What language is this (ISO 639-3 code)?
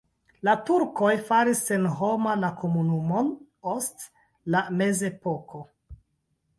epo